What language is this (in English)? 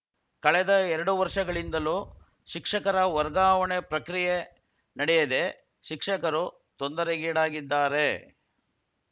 Kannada